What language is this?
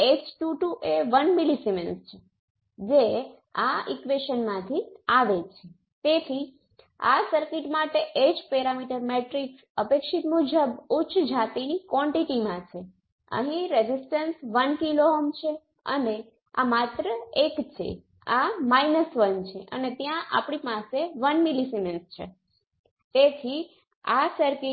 Gujarati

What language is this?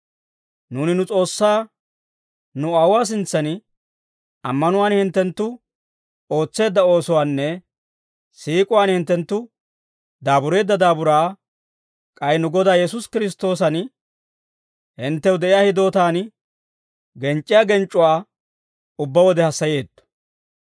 Dawro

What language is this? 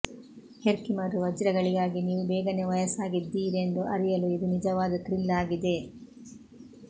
Kannada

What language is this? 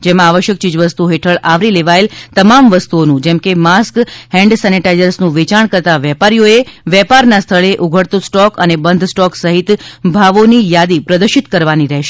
Gujarati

